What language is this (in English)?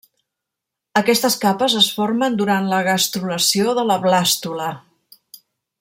Catalan